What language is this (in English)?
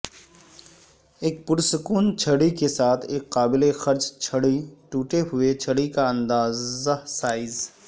Urdu